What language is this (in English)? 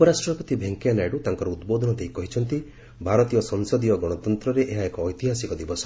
Odia